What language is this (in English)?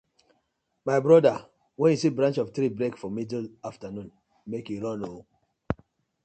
Nigerian Pidgin